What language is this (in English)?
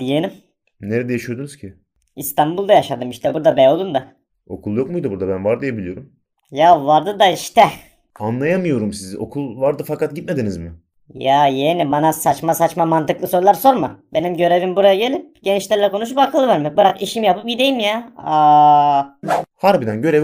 Turkish